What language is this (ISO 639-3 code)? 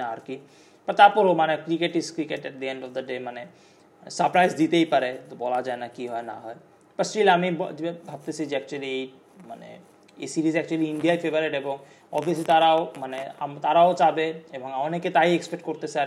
ben